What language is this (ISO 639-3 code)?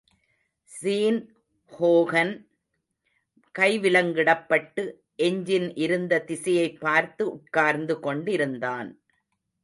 tam